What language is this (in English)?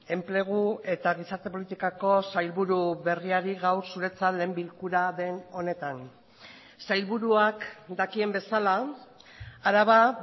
Basque